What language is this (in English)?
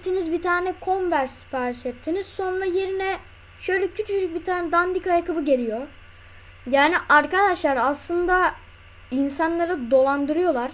Turkish